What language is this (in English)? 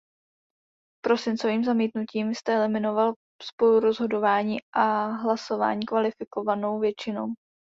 Czech